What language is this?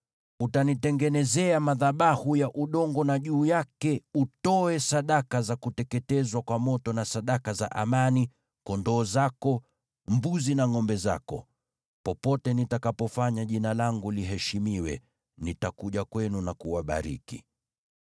Swahili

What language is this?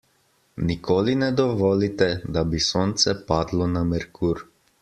Slovenian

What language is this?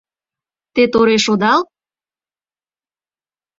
Mari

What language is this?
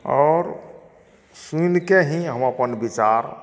Maithili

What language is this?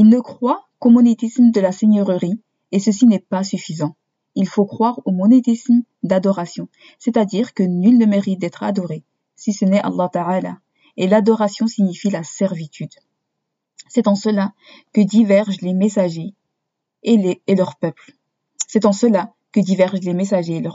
French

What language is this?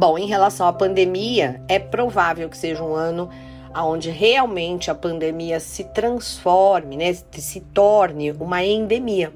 Portuguese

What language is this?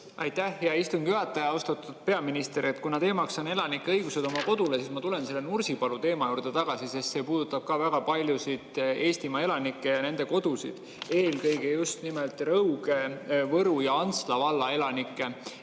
Estonian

